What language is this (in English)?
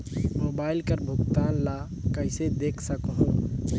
Chhattisgarhi